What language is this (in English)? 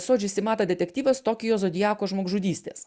Lithuanian